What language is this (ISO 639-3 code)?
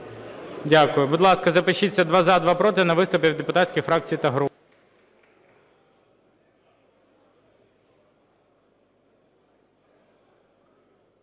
ukr